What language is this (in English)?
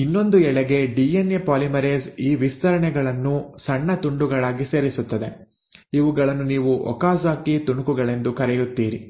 Kannada